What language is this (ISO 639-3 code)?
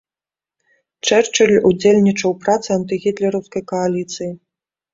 bel